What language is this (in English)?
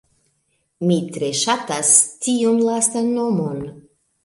Esperanto